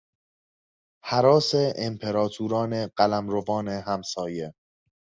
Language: Persian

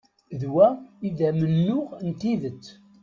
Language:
Kabyle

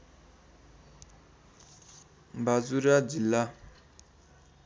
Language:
Nepali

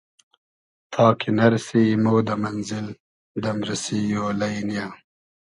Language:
Hazaragi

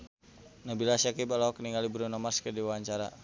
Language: Sundanese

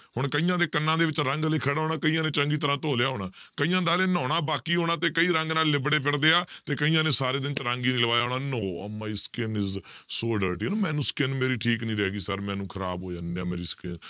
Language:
Punjabi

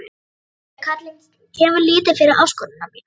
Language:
Icelandic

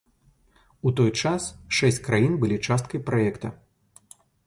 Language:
Belarusian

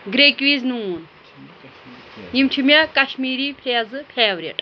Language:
Kashmiri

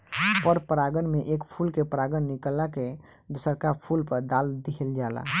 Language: Bhojpuri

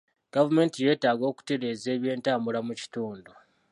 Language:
Ganda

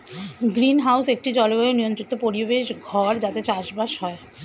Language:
Bangla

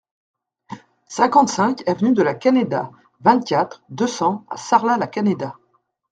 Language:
French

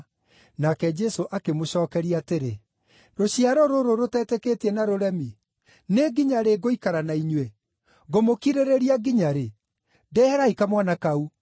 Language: Kikuyu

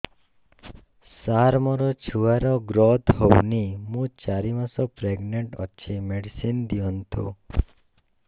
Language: Odia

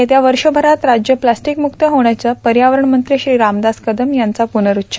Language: Marathi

